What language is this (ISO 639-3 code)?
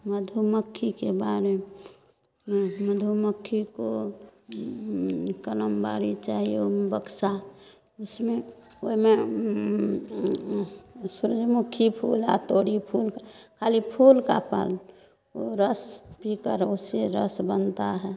mai